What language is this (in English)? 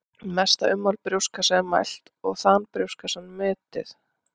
Icelandic